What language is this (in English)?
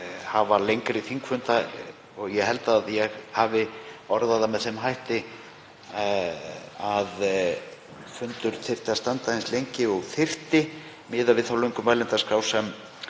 Icelandic